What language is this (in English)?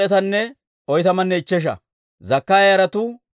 Dawro